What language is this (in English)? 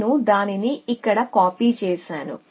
Telugu